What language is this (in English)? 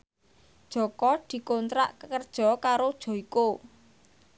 Javanese